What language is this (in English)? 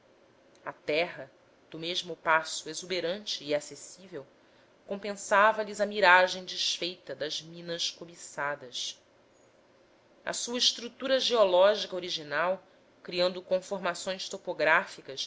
Portuguese